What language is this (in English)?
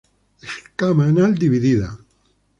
Spanish